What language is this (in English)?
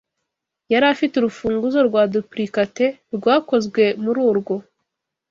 Kinyarwanda